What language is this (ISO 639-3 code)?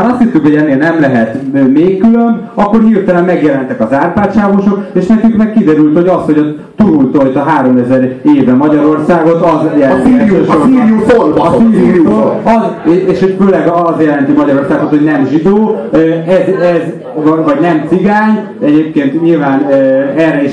hun